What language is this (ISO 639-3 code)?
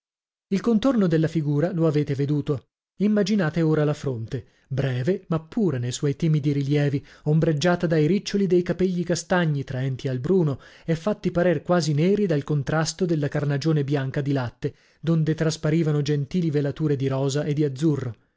ita